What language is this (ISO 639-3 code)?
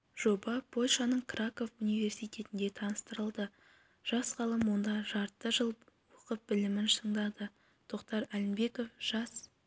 kaz